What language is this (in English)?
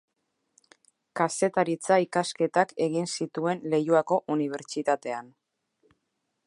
Basque